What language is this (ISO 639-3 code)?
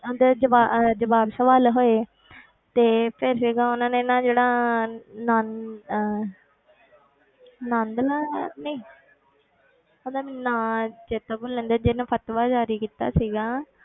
pan